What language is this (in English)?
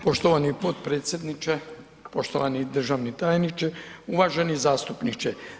Croatian